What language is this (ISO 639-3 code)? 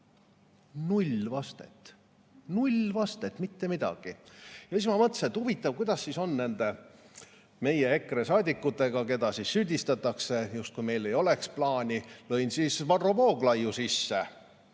est